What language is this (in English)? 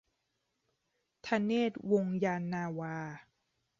Thai